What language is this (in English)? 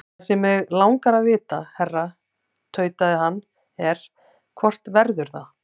Icelandic